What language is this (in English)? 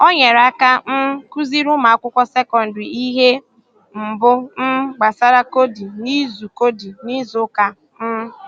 Igbo